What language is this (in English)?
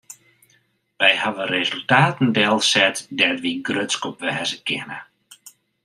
Western Frisian